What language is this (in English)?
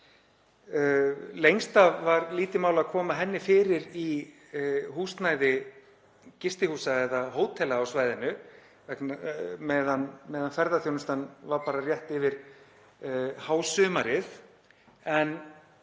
Icelandic